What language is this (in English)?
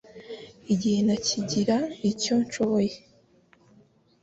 Kinyarwanda